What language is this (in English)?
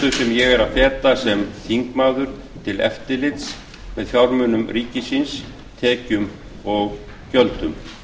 Icelandic